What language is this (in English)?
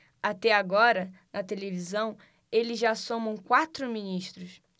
Portuguese